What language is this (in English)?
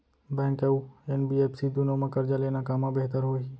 Chhattisgarhi